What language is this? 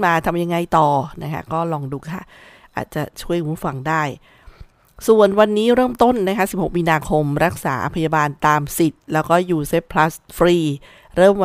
Thai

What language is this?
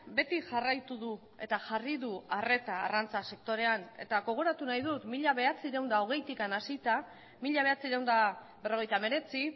Basque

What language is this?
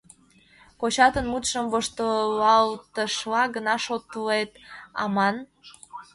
Mari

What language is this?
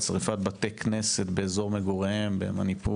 Hebrew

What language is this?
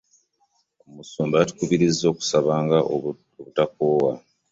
Ganda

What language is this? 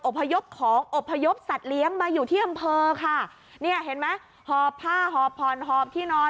Thai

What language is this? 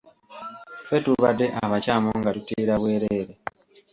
Ganda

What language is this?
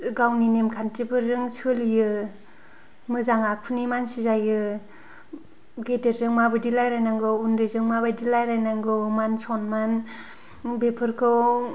Bodo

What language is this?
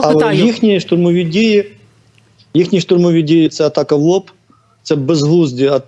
Ukrainian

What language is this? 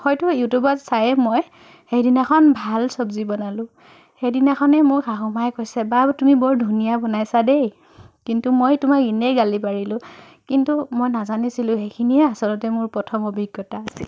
Assamese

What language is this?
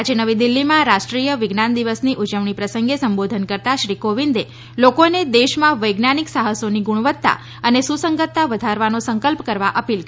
Gujarati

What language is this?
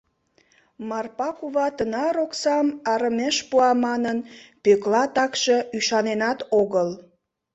Mari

